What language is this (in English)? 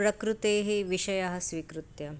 Sanskrit